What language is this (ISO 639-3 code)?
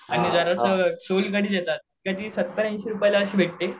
mar